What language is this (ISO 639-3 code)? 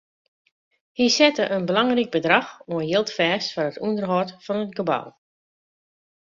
fry